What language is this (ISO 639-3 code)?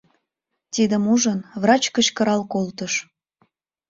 chm